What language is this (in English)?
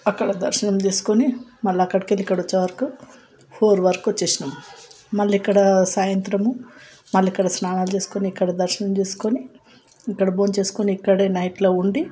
Telugu